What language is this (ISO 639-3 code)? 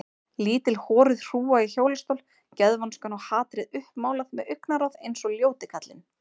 isl